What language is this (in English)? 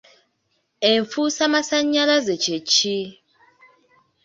Ganda